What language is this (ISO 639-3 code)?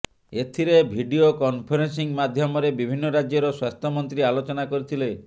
ori